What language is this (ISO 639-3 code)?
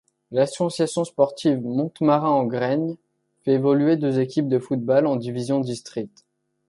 fra